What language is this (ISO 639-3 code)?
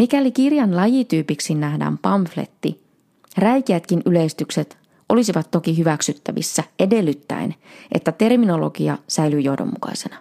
fin